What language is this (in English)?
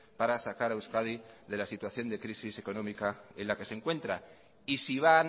Spanish